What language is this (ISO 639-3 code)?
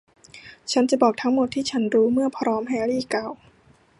tha